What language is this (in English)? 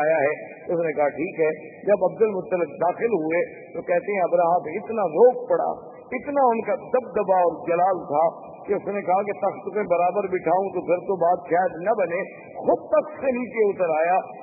Urdu